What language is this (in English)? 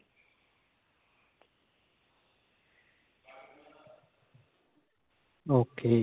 Punjabi